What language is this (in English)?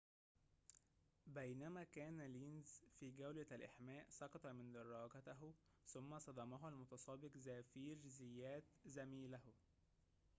Arabic